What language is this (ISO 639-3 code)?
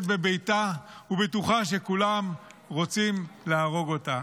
heb